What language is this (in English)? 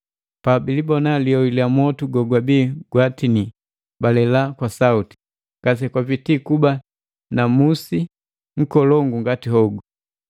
Matengo